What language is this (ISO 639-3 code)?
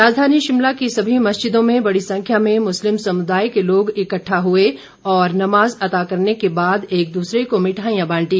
hin